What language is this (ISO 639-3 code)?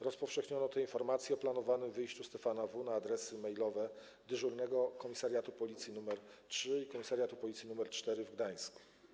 pol